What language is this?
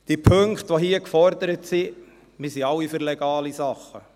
Swiss German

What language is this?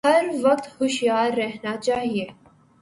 Urdu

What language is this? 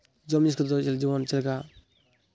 Santali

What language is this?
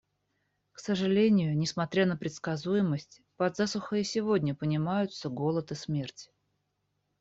Russian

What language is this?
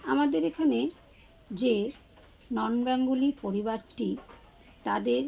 Bangla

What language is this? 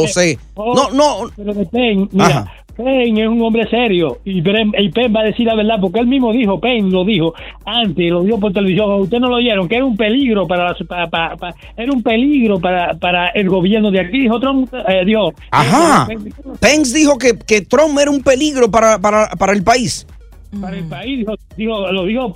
Spanish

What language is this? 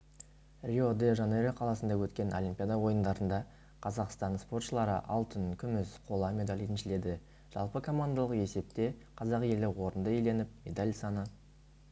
Kazakh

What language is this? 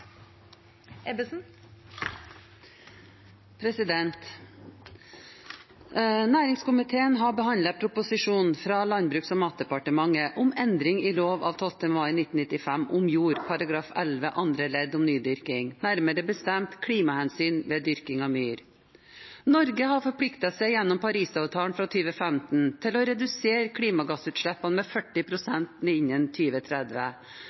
Norwegian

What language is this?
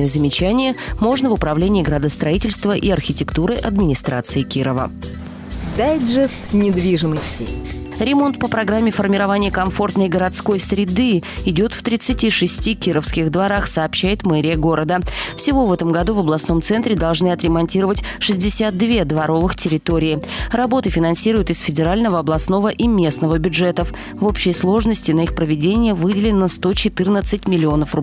Russian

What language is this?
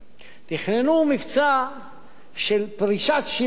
Hebrew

